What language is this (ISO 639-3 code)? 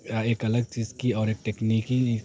urd